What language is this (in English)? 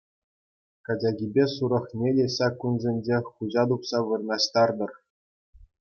Chuvash